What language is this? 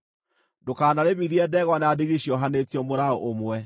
Kikuyu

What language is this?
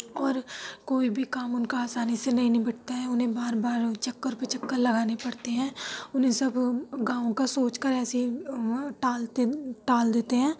Urdu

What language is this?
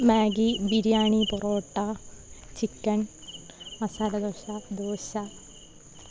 Malayalam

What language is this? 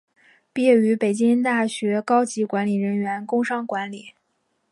Chinese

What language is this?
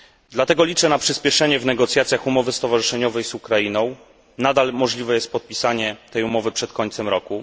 Polish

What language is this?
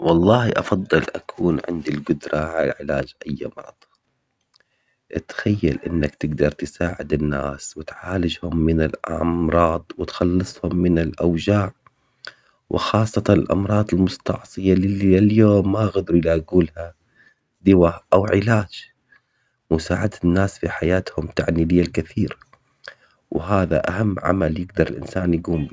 Omani Arabic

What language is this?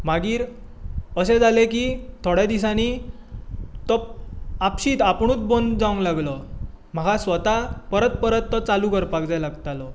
Konkani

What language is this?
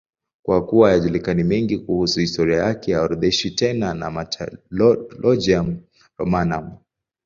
Swahili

